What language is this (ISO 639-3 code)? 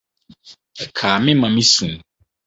aka